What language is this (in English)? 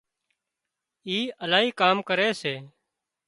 Wadiyara Koli